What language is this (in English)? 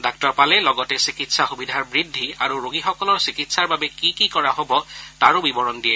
Assamese